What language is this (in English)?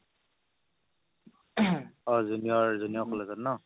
Assamese